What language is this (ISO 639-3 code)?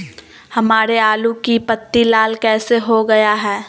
mag